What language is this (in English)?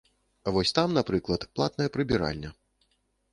Belarusian